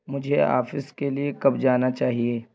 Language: Urdu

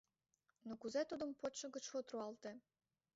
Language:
Mari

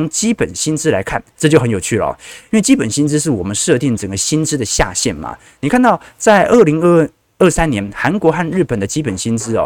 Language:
Chinese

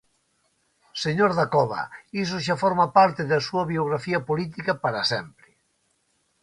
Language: Galician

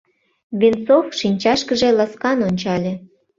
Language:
Mari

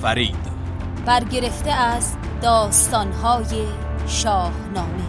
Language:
Persian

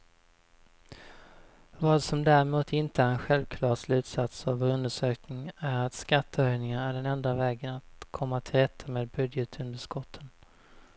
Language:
Swedish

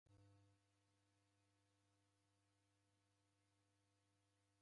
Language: Taita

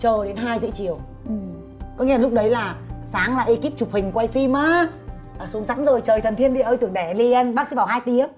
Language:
Vietnamese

